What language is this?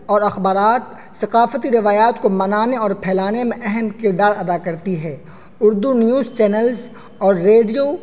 Urdu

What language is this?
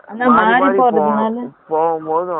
Tamil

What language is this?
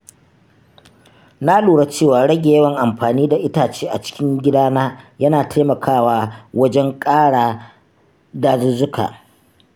Hausa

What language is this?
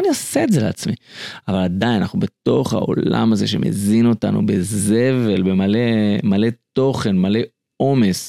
Hebrew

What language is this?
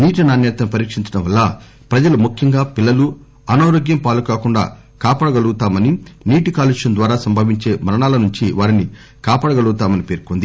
Telugu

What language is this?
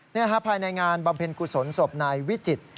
Thai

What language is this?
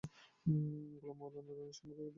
Bangla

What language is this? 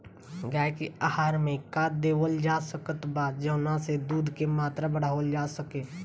Bhojpuri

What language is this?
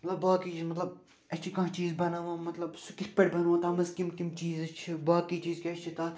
Kashmiri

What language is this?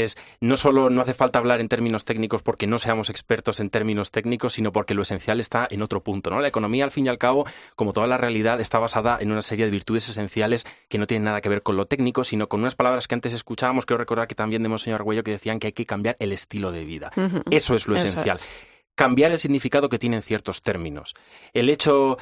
Spanish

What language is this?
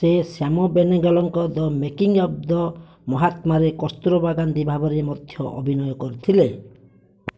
Odia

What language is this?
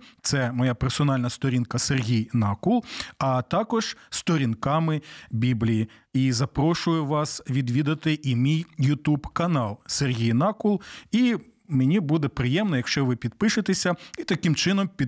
Ukrainian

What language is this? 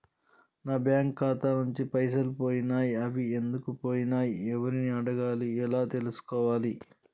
Telugu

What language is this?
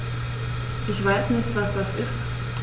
German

